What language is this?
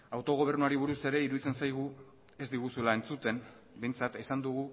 Basque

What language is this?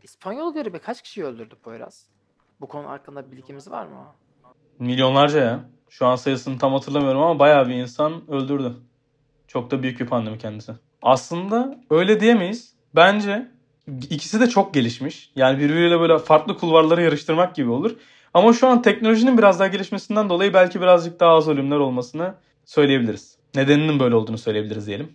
Turkish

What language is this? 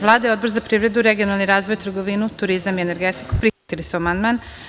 Serbian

